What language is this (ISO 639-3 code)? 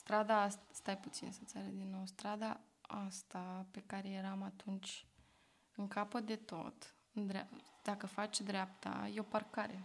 ron